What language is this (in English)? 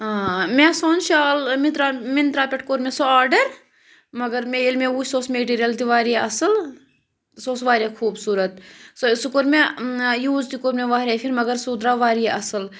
Kashmiri